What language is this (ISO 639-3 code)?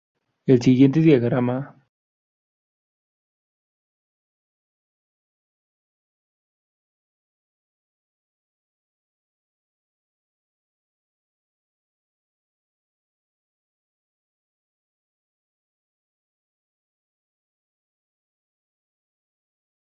spa